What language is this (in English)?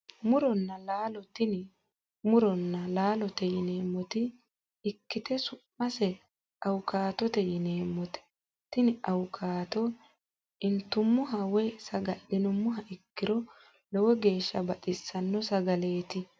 Sidamo